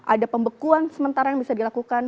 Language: Indonesian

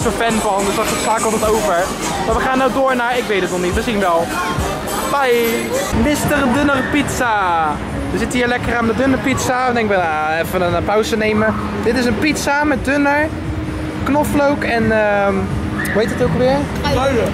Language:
Dutch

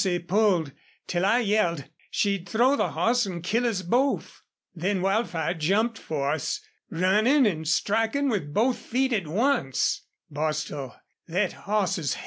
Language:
English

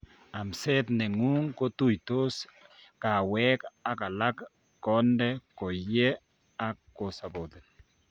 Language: Kalenjin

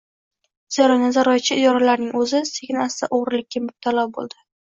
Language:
Uzbek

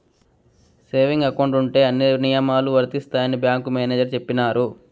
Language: Telugu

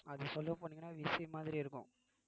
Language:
Tamil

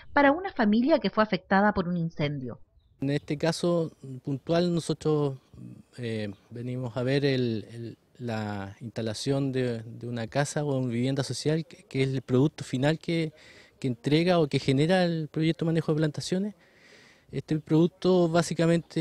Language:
Spanish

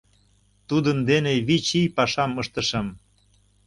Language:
Mari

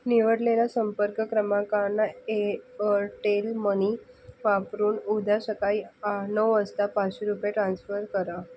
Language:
Marathi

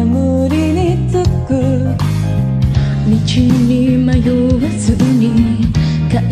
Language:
Indonesian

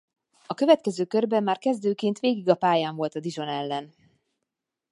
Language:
Hungarian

